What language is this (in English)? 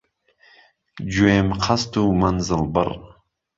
Central Kurdish